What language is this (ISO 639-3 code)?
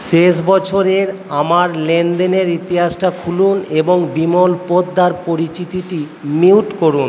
ben